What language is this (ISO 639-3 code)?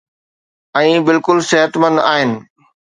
snd